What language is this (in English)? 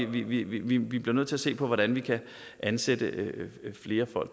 Danish